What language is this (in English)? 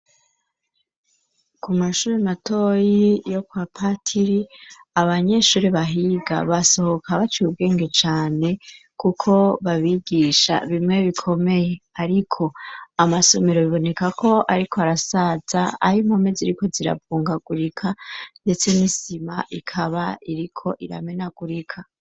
Rundi